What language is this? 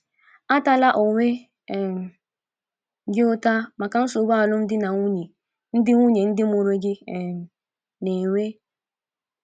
Igbo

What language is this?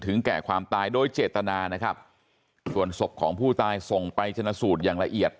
Thai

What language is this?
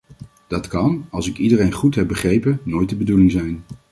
Dutch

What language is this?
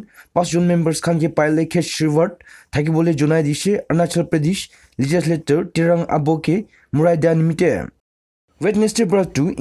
Romanian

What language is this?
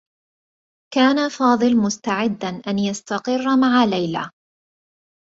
Arabic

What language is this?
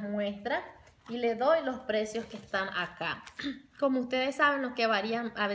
Spanish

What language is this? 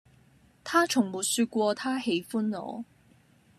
Cantonese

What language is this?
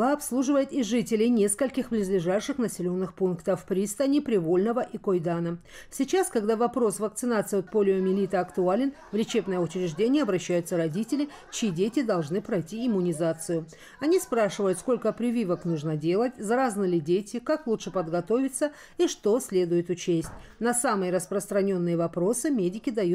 Russian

